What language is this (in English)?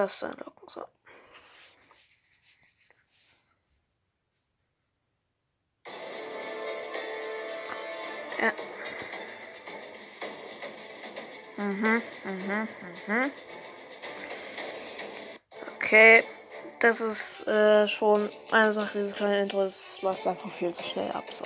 German